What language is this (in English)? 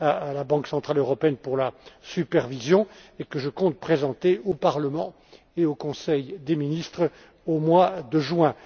French